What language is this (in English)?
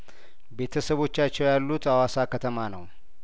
Amharic